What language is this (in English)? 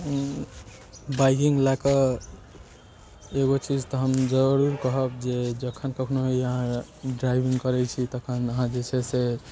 Maithili